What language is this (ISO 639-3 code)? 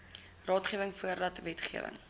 afr